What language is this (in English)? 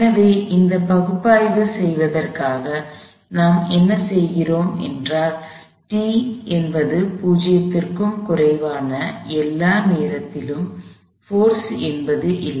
Tamil